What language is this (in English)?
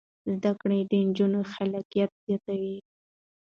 Pashto